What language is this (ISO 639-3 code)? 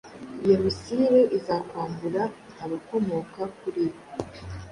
kin